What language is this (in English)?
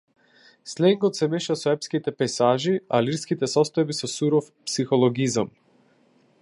Macedonian